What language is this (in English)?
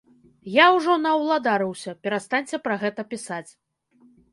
Belarusian